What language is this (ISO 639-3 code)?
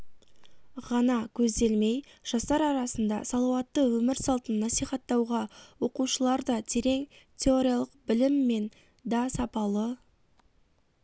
kaz